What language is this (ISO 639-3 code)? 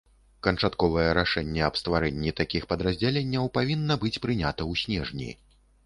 bel